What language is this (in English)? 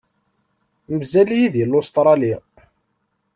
Kabyle